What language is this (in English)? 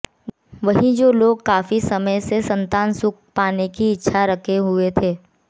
Hindi